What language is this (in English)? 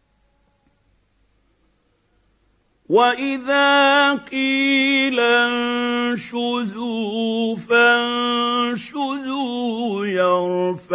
Arabic